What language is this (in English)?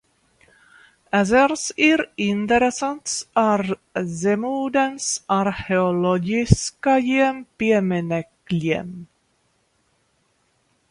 Latvian